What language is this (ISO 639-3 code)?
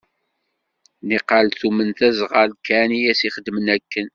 kab